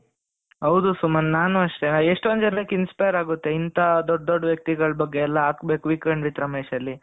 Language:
Kannada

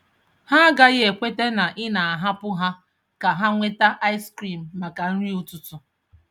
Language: Igbo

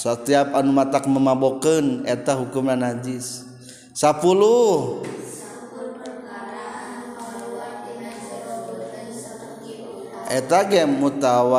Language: Indonesian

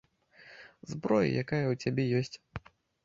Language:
Belarusian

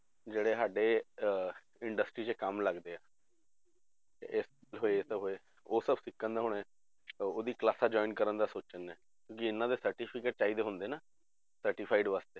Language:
Punjabi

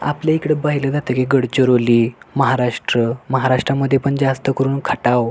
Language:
Marathi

